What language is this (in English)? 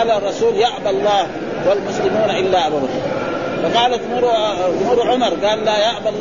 Arabic